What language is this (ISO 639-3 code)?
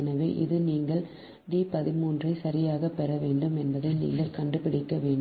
tam